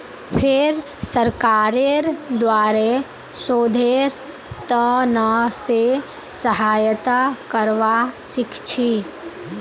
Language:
Magahi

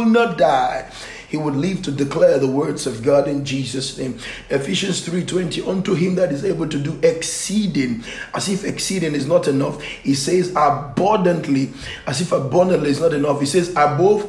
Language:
English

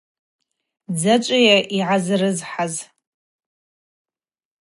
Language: Abaza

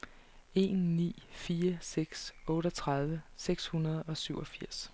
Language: Danish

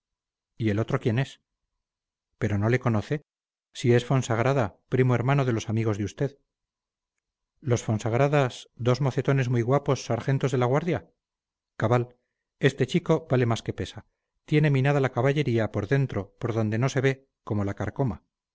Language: Spanish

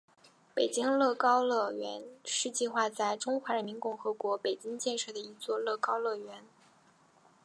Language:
Chinese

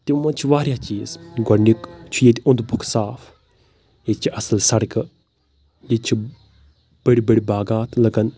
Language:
Kashmiri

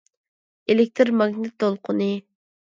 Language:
Uyghur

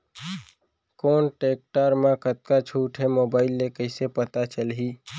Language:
Chhattisgarhi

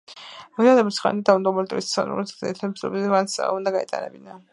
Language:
Georgian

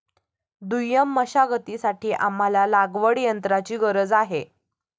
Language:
Marathi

